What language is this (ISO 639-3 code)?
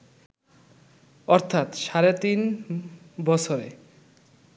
ben